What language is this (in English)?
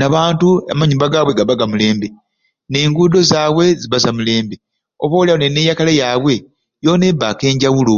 Ruuli